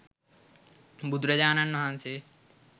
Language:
Sinhala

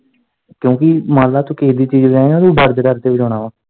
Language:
Punjabi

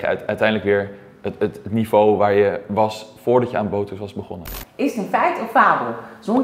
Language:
Dutch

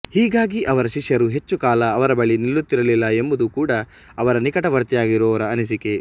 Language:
Kannada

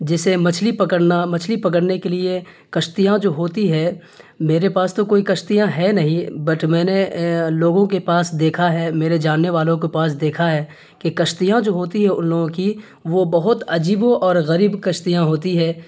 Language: Urdu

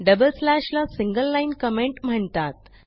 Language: Marathi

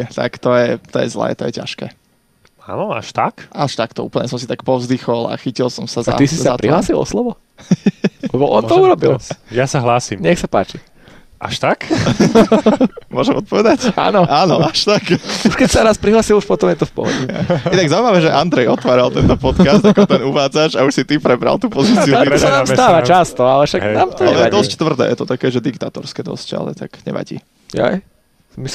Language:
Slovak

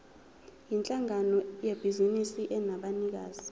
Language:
Zulu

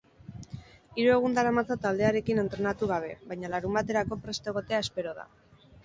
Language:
Basque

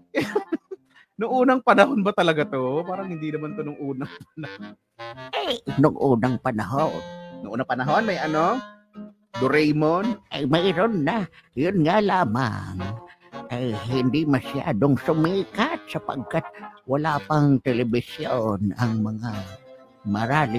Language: Filipino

